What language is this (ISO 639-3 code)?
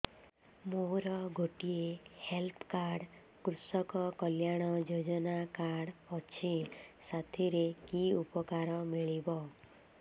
ori